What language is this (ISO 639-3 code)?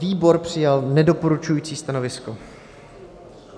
ces